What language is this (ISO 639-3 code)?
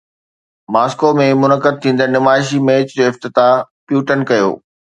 snd